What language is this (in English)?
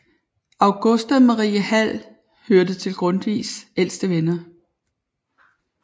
Danish